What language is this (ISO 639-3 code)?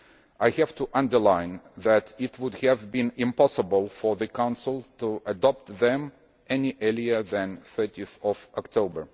eng